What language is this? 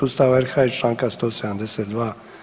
Croatian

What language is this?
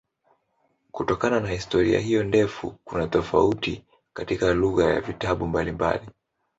Swahili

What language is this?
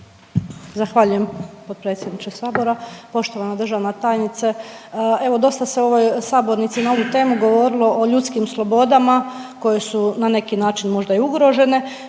Croatian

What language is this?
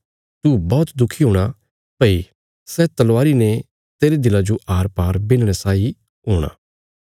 Bilaspuri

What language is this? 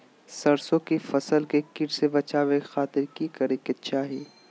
Magahi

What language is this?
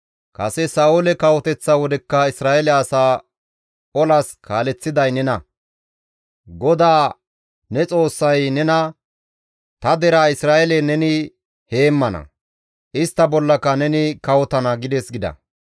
Gamo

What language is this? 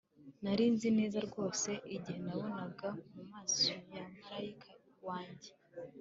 Kinyarwanda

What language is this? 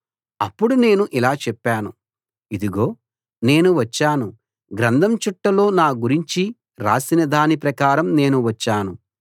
Telugu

